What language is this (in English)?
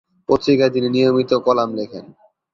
Bangla